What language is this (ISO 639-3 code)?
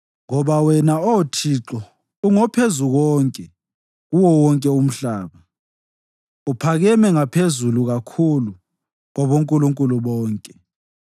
nde